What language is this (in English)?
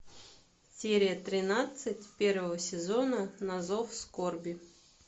Russian